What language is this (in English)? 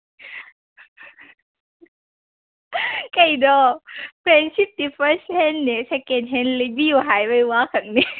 Manipuri